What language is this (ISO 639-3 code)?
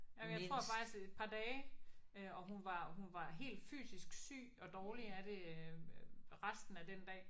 dan